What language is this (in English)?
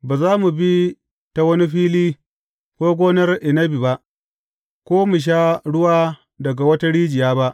Hausa